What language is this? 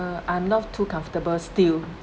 English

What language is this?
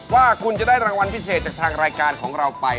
Thai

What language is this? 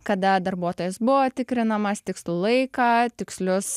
Lithuanian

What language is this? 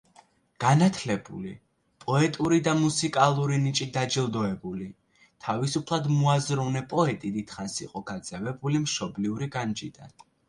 Georgian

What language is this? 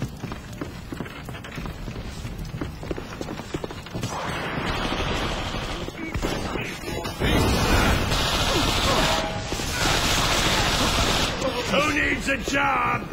English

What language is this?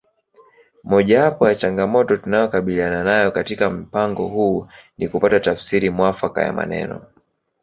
Swahili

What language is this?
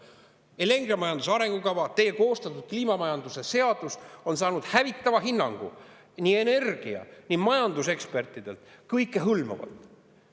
Estonian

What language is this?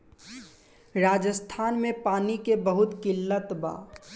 Bhojpuri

